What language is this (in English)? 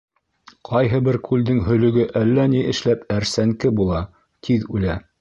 Bashkir